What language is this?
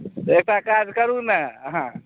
Maithili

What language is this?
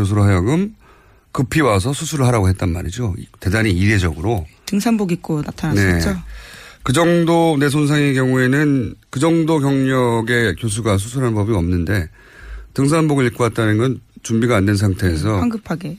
Korean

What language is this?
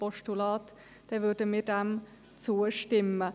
Swiss German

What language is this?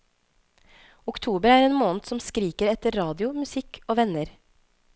Norwegian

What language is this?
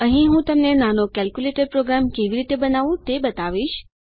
Gujarati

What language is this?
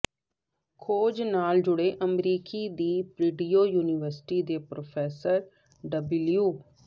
Punjabi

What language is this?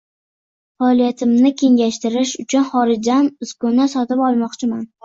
Uzbek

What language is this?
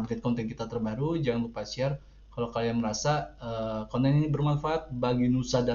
Indonesian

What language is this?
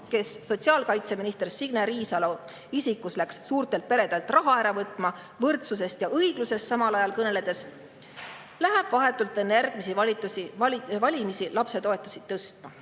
Estonian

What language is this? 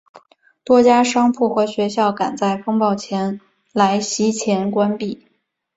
Chinese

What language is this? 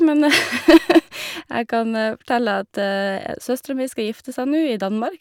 Norwegian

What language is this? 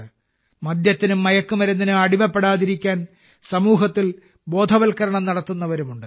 Malayalam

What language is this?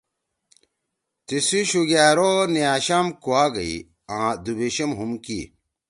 Torwali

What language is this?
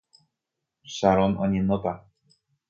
Guarani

